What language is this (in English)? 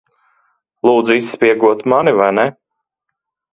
Latvian